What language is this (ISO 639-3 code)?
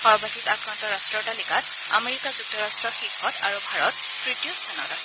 asm